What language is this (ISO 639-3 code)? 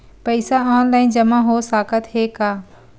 hne